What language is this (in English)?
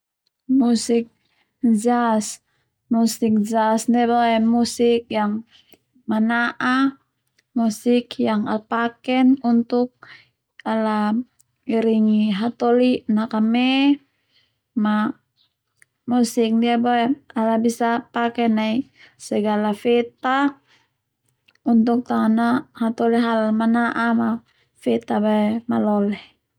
Termanu